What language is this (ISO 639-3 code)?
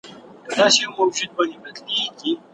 pus